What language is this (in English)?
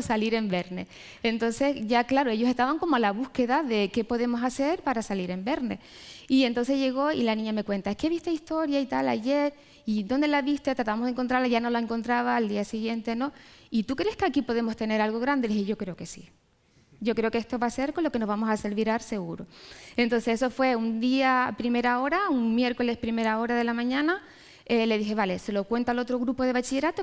Spanish